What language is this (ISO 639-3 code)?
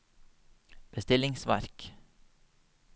nor